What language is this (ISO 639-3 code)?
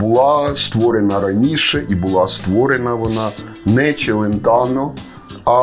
ukr